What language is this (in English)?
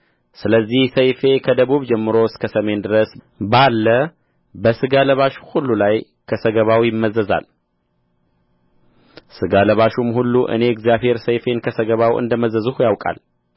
Amharic